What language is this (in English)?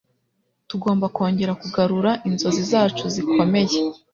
Kinyarwanda